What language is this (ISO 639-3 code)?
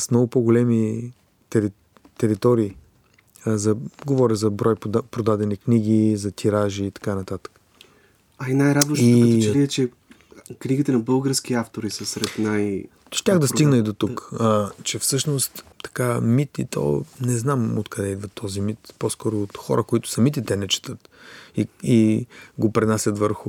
bul